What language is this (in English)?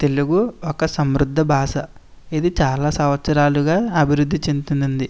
Telugu